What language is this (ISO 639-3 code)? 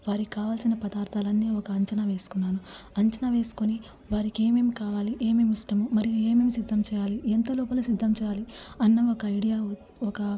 tel